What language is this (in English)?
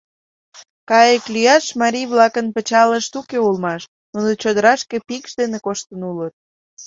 Mari